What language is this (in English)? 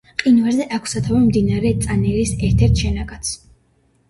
Georgian